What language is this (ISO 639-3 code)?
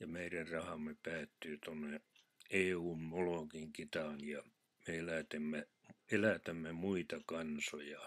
fin